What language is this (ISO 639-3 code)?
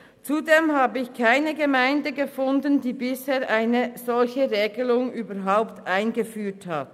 gsw